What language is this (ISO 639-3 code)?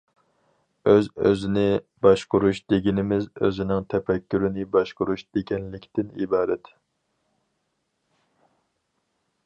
uig